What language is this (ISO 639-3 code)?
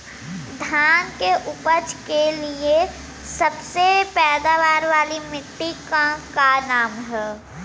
bho